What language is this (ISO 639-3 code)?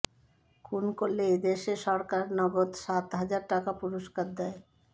ben